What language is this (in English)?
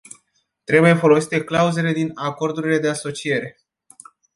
Romanian